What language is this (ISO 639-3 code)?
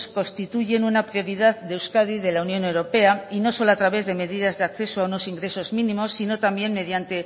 spa